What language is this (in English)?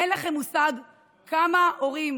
Hebrew